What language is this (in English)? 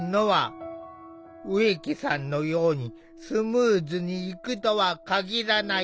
Japanese